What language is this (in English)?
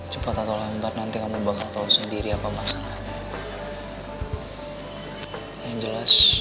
Indonesian